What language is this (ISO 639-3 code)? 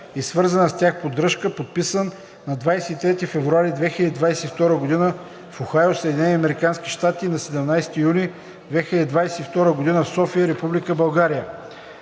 bul